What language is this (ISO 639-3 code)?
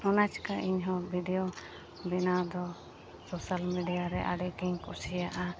sat